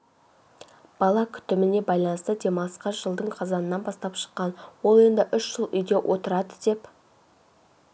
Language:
Kazakh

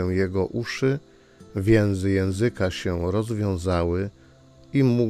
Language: Polish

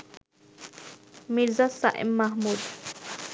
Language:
Bangla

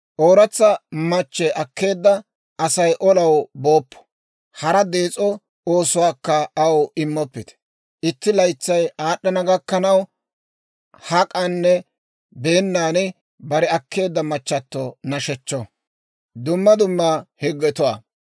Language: Dawro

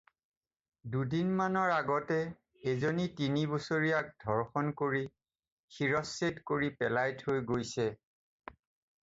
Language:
Assamese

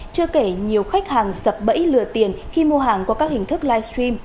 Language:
Vietnamese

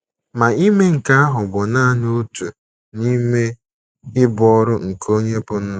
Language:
Igbo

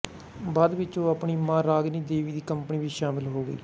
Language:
Punjabi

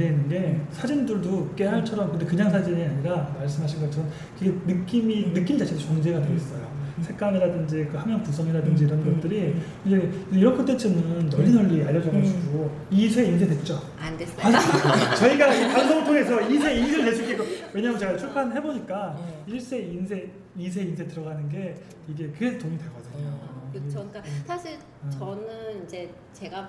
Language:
Korean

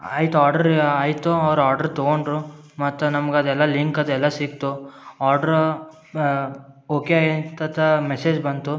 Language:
Kannada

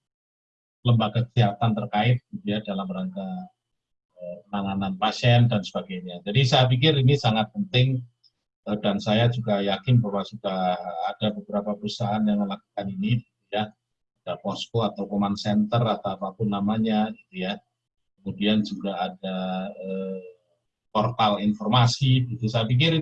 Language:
Indonesian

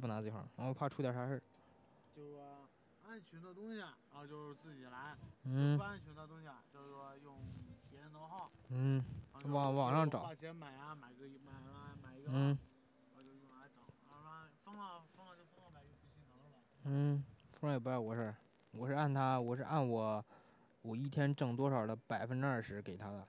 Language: Chinese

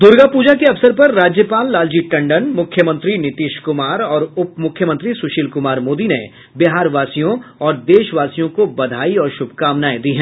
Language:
Hindi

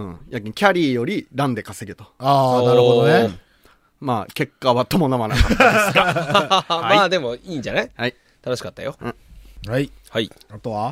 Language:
Japanese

